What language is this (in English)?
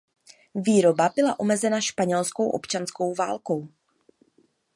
Czech